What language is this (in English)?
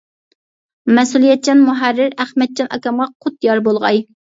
Uyghur